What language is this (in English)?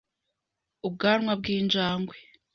Kinyarwanda